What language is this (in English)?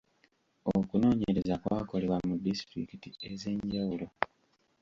Ganda